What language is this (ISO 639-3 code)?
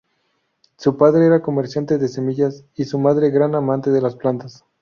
spa